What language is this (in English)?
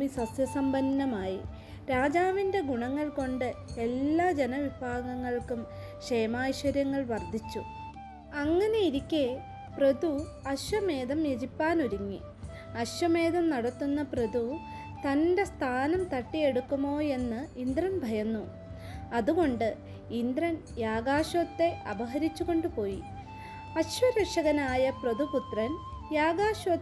Malayalam